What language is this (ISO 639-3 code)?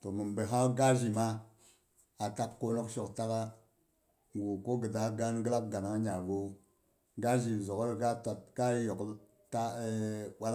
bux